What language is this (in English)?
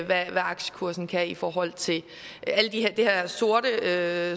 Danish